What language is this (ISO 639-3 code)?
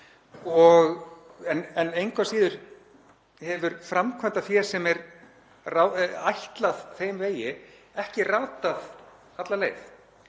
isl